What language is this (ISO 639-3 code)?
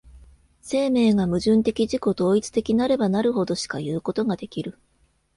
jpn